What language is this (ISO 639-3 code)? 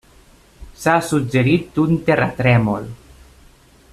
cat